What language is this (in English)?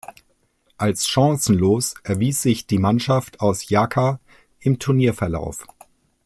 German